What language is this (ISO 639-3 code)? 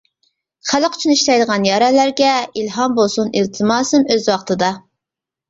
uig